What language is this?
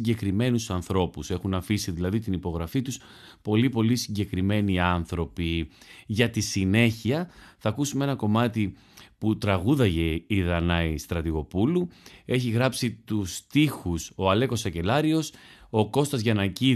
Greek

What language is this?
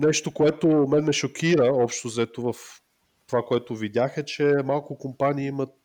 Bulgarian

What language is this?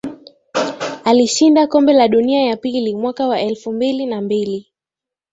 Swahili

